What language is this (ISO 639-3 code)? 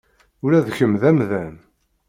kab